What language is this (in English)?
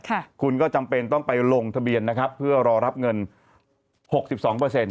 Thai